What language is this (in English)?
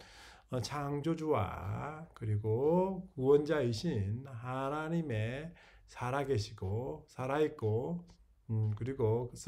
Korean